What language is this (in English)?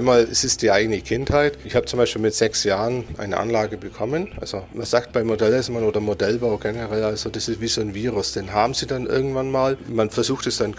German